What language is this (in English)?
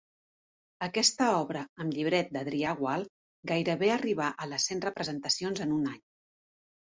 Catalan